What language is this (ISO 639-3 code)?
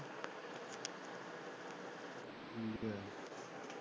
pan